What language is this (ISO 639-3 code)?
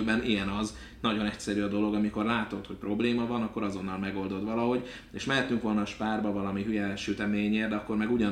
hun